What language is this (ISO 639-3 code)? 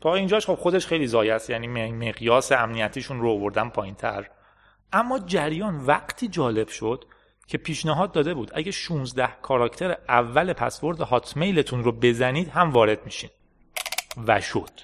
fas